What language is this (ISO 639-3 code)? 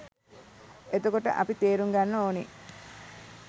sin